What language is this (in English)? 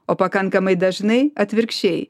Lithuanian